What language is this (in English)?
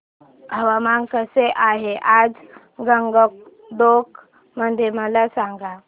Marathi